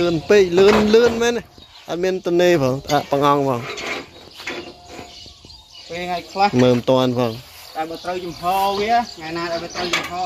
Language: Thai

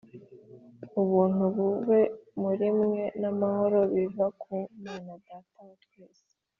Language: Kinyarwanda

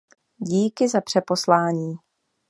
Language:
Czech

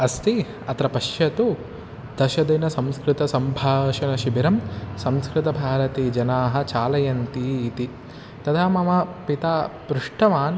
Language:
Sanskrit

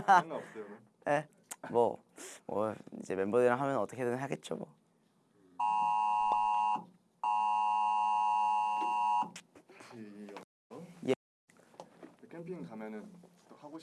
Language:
Korean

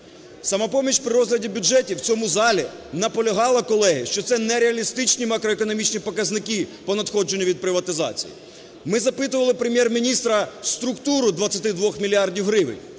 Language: Ukrainian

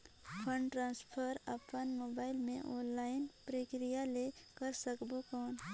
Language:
Chhattisgarhi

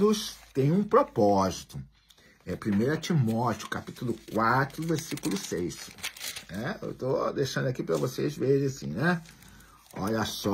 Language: Portuguese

